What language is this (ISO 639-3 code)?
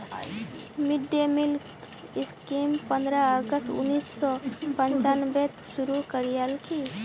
mag